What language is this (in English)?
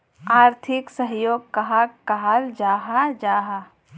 Magahi